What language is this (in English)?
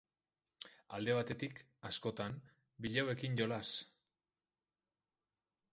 Basque